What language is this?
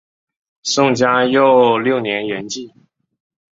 Chinese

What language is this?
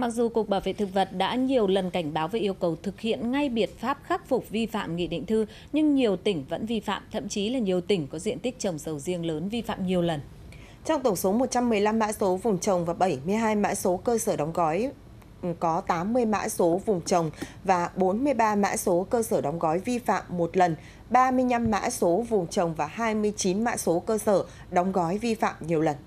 Vietnamese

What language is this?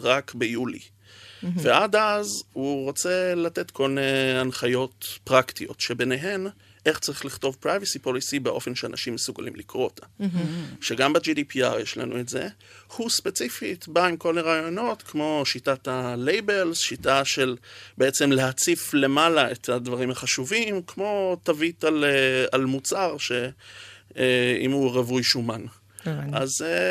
Hebrew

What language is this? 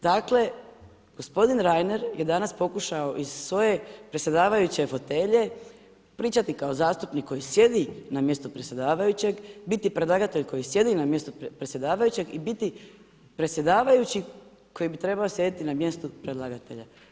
Croatian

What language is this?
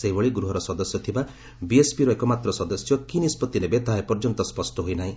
Odia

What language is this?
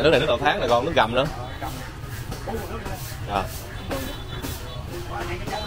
Vietnamese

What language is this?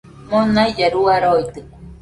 Nüpode Huitoto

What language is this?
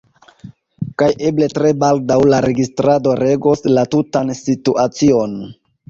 Esperanto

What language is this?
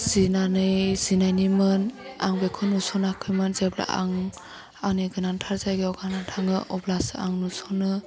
Bodo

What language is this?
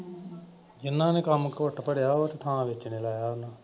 Punjabi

